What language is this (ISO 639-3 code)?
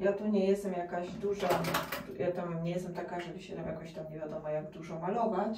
pol